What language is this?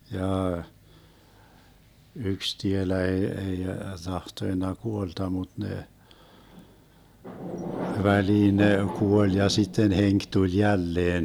Finnish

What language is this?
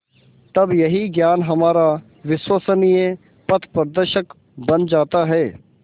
Hindi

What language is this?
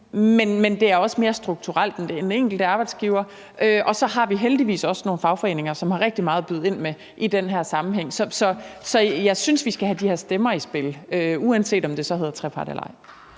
Danish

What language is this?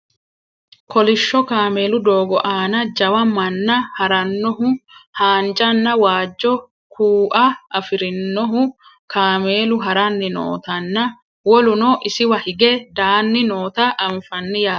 Sidamo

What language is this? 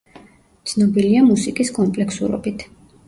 Georgian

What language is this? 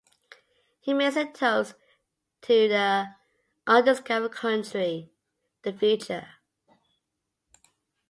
English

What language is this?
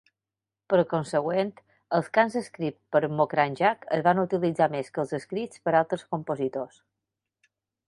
Catalan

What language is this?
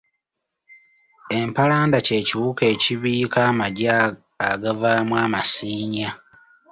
Ganda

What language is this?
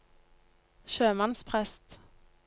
Norwegian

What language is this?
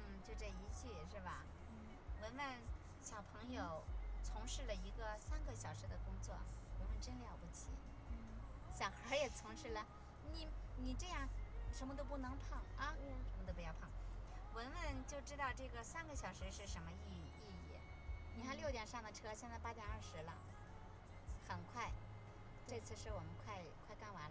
Chinese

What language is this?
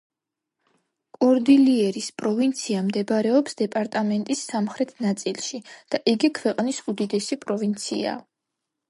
Georgian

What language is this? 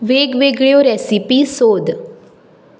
Konkani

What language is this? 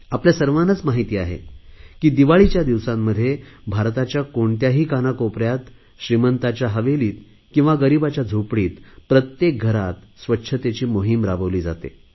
Marathi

